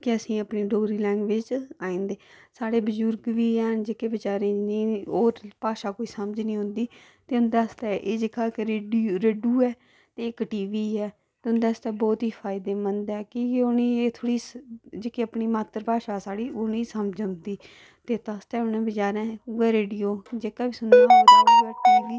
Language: Dogri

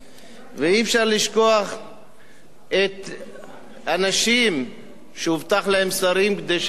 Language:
Hebrew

